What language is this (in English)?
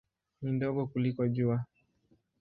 Swahili